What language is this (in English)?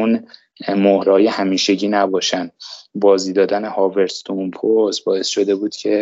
Persian